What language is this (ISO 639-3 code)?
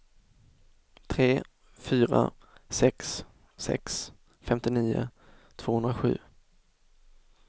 swe